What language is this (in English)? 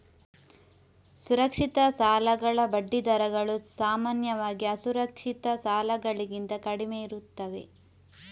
Kannada